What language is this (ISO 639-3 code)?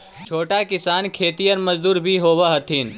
mag